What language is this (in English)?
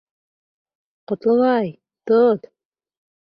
Bashkir